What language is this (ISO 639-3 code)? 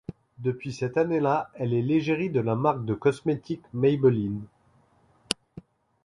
fra